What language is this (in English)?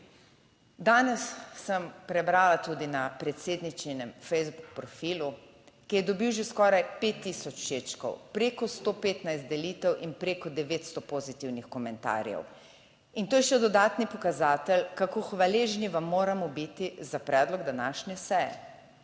Slovenian